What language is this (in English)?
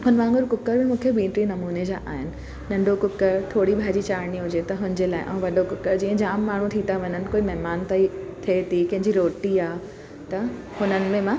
Sindhi